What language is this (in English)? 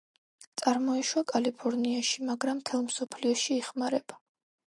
Georgian